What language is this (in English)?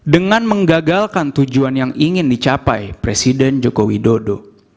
Indonesian